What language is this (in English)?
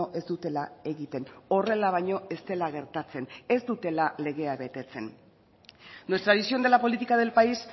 Basque